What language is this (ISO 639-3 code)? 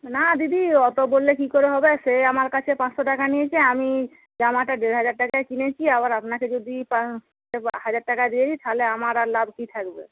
ben